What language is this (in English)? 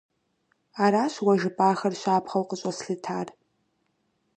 Kabardian